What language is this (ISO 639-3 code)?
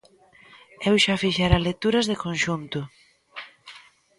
glg